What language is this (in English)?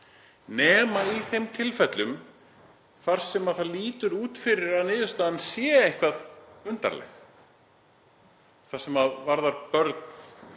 Icelandic